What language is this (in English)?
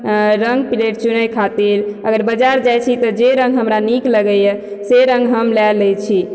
Maithili